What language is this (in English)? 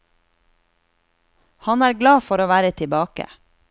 Norwegian